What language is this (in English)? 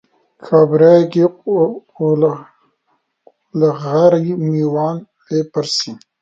Central Kurdish